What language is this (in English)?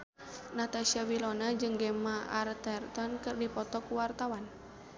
Sundanese